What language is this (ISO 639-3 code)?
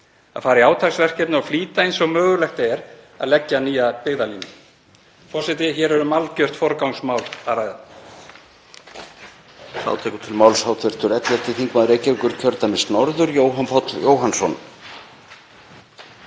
isl